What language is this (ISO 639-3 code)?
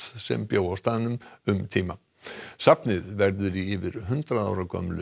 isl